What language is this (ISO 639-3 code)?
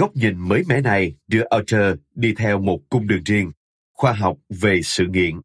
vie